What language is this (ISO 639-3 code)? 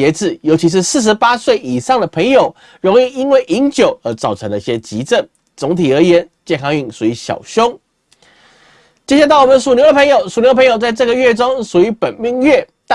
zho